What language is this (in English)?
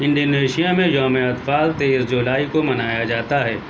Urdu